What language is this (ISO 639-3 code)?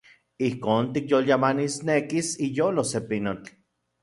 ncx